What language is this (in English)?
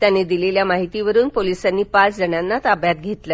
Marathi